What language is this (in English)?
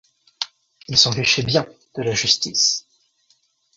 French